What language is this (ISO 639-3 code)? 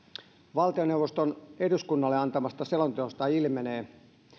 fin